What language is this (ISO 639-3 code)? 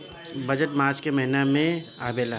bho